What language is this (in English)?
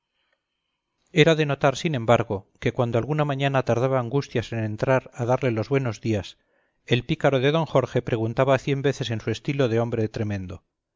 Spanish